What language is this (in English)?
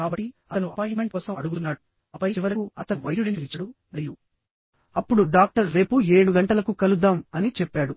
Telugu